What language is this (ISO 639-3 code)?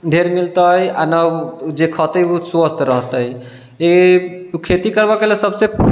mai